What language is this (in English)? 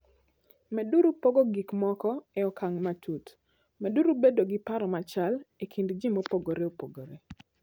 Luo (Kenya and Tanzania)